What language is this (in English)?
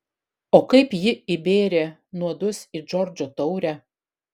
Lithuanian